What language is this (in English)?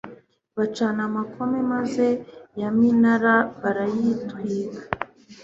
Kinyarwanda